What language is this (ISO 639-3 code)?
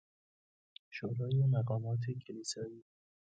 fas